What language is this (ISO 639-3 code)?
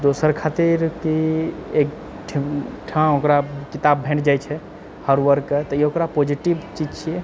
mai